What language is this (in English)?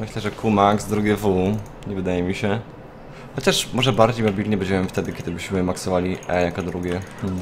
Polish